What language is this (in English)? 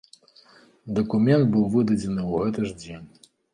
Belarusian